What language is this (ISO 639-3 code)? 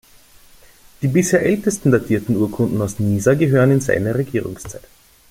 deu